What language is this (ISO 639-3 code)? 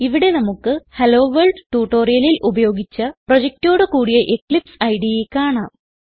mal